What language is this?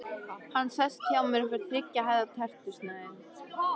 Icelandic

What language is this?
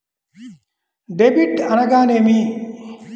Telugu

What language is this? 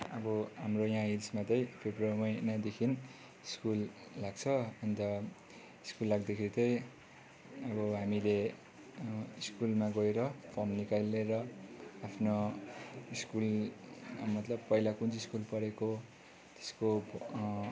Nepali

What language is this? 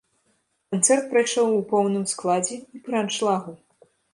Belarusian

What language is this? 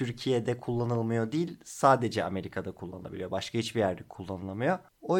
Turkish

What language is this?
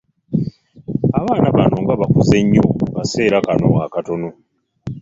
Ganda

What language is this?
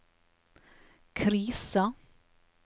Norwegian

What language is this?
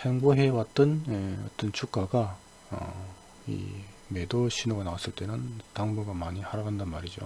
Korean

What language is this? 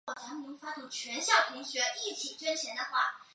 Chinese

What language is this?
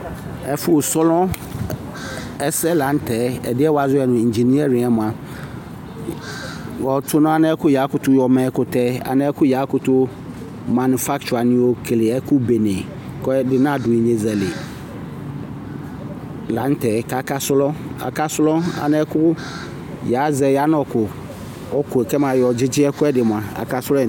Ikposo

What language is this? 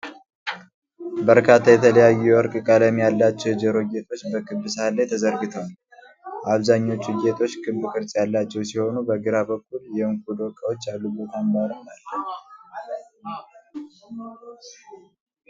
Amharic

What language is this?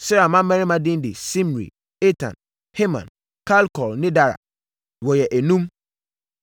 Akan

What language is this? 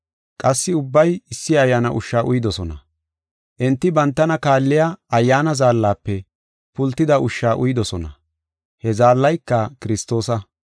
Gofa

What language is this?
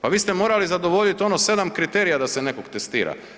Croatian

